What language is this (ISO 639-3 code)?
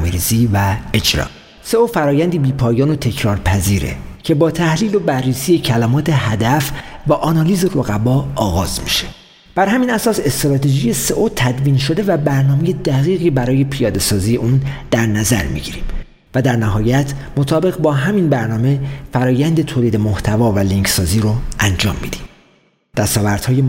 fas